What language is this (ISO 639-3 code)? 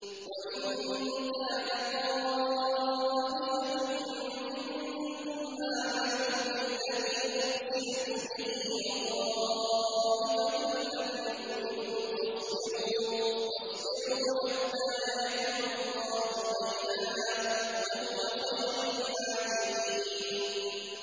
ara